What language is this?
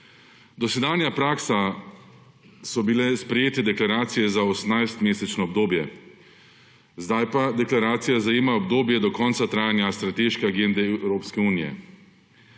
Slovenian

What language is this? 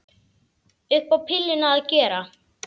Icelandic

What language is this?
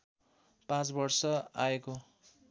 Nepali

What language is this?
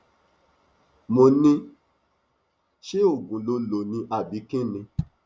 Yoruba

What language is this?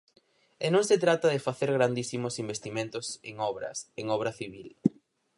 Galician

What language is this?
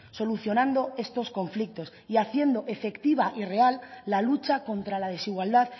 Spanish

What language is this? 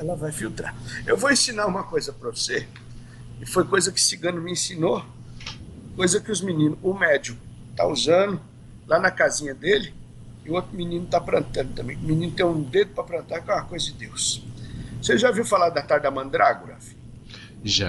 Portuguese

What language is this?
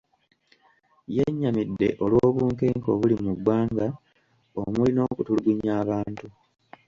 Ganda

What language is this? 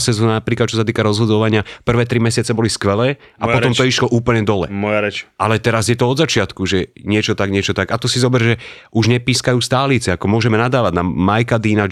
Slovak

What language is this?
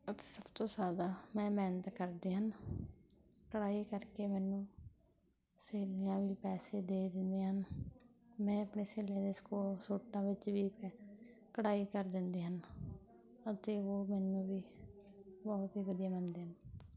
Punjabi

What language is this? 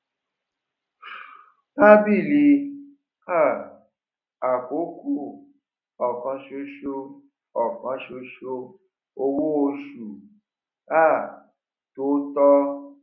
Yoruba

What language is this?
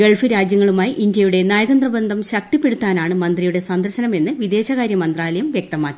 Malayalam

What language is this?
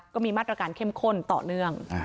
Thai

